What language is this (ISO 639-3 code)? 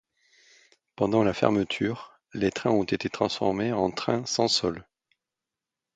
fra